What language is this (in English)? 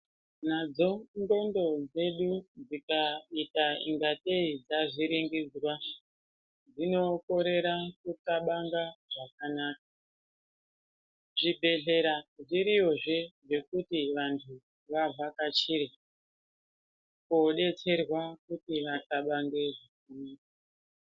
Ndau